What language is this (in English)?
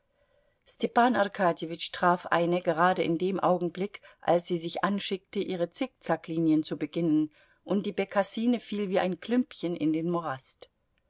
German